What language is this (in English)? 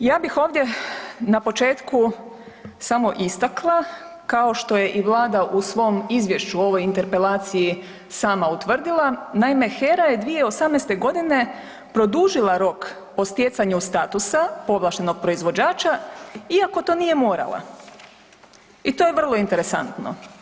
Croatian